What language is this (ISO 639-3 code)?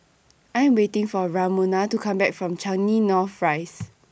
eng